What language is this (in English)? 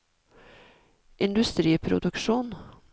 Norwegian